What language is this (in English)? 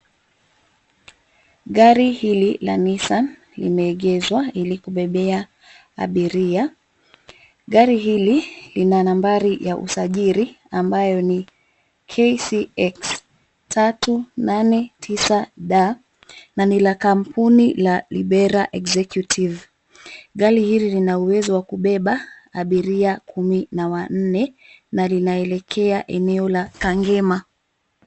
Swahili